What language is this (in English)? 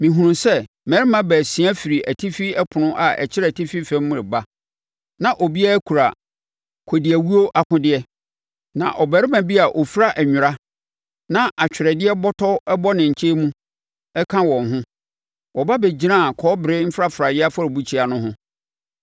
Akan